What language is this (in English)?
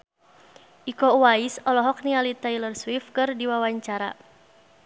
Sundanese